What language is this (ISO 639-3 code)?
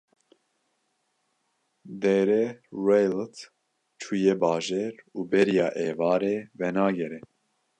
kur